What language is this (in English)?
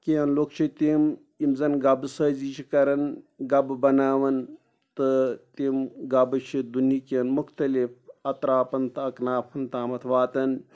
Kashmiri